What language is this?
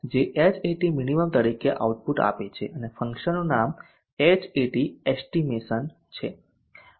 Gujarati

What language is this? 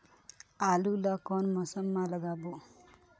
Chhattisgarhi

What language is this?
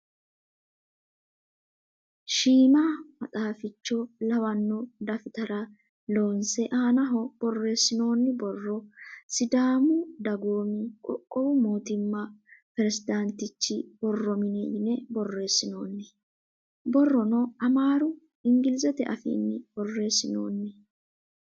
Sidamo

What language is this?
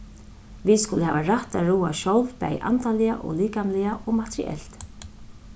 Faroese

